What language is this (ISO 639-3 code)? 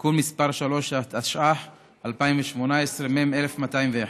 heb